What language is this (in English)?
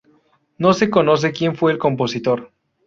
Spanish